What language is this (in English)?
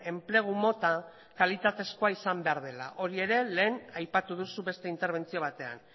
Basque